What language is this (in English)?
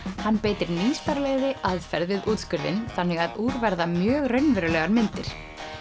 Icelandic